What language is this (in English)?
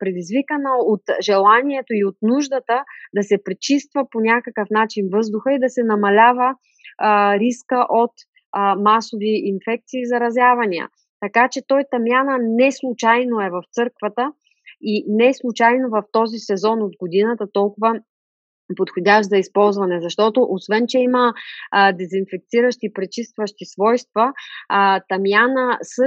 Bulgarian